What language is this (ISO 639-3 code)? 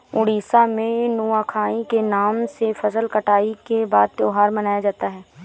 hin